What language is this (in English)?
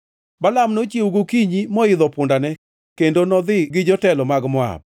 Luo (Kenya and Tanzania)